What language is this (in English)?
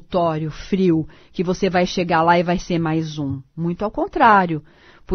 Portuguese